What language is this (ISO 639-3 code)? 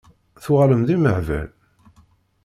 kab